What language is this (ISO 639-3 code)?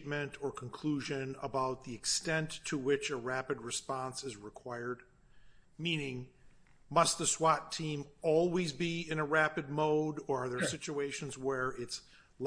eng